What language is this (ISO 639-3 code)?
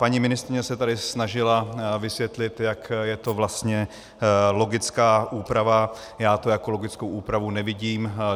ces